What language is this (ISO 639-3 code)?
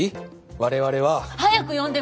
jpn